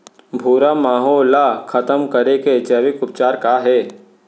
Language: Chhattisgarhi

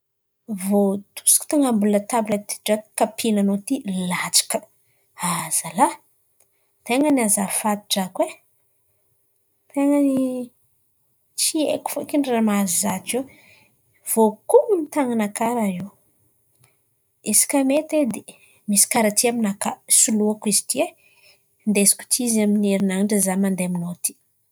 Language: Antankarana Malagasy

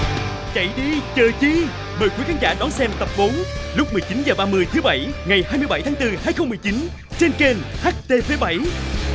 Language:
Vietnamese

